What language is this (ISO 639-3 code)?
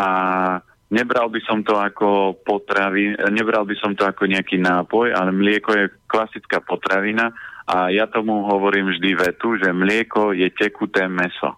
slk